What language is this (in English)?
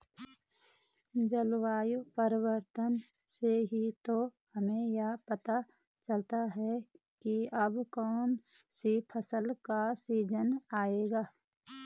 Hindi